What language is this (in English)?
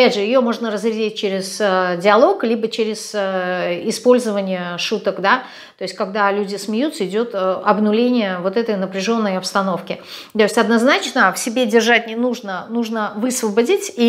Russian